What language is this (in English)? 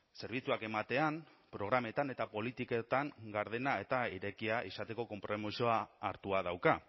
Basque